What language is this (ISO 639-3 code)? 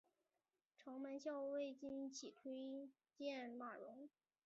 zho